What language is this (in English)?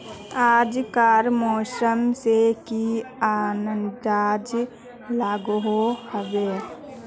Magahi